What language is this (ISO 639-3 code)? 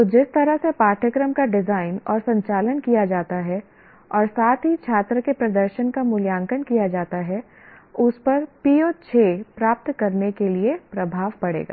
hin